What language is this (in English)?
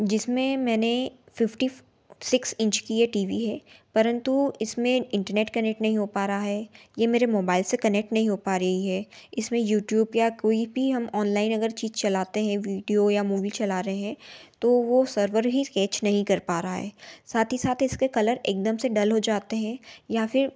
Hindi